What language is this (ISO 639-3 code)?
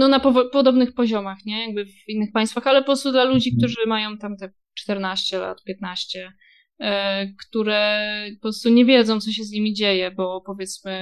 pol